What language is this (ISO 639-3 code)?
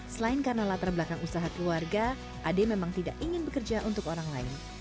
ind